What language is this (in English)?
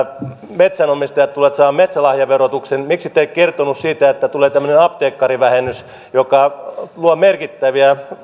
Finnish